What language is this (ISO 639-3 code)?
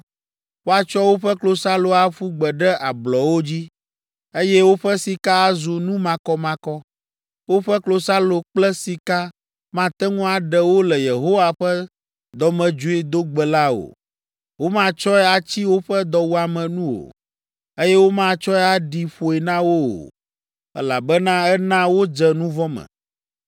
ewe